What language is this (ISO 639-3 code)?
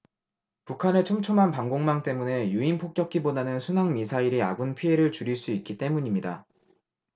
kor